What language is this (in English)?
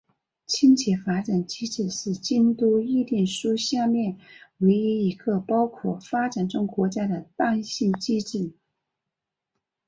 Chinese